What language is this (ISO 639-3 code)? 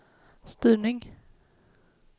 swe